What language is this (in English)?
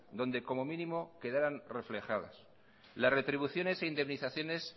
Spanish